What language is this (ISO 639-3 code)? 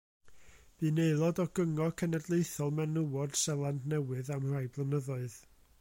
cym